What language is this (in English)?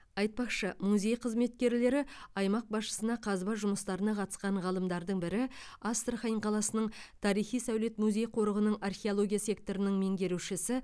Kazakh